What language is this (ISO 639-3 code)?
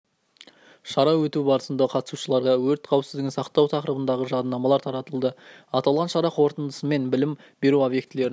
kaz